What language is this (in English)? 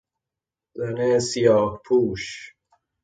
Persian